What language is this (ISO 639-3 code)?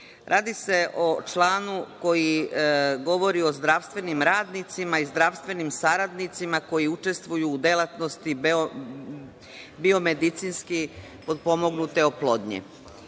srp